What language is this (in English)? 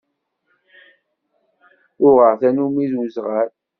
Kabyle